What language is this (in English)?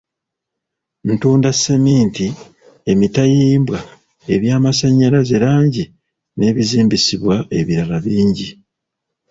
Ganda